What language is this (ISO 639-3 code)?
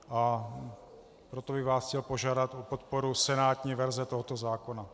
ces